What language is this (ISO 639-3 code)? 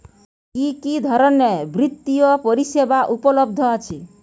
ben